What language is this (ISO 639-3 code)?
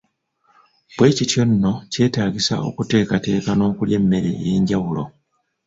lug